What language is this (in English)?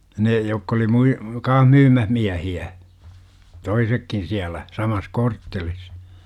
Finnish